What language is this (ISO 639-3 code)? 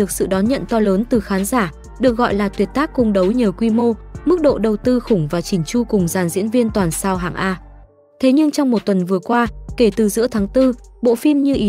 vie